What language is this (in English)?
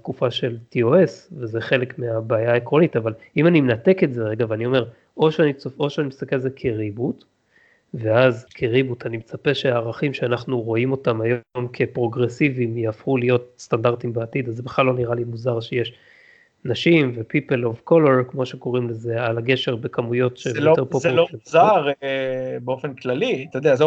Hebrew